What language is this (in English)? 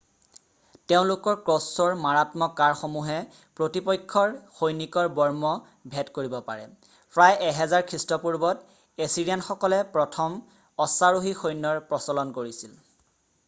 Assamese